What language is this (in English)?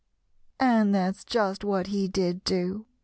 English